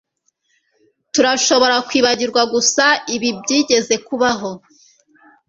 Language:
Kinyarwanda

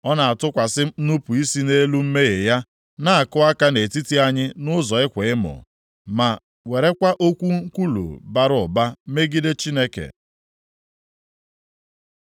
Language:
Igbo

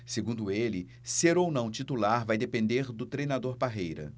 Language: Portuguese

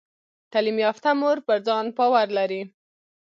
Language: Pashto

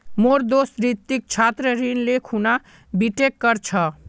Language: Magahi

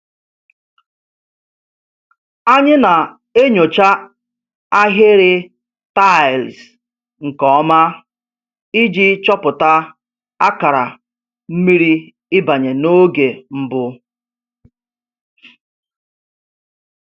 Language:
Igbo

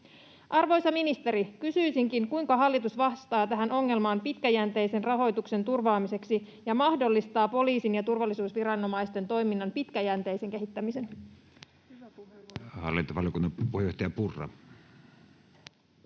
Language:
Finnish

